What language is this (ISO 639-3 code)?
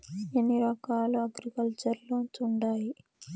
tel